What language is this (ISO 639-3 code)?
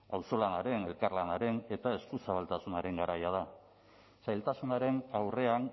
eus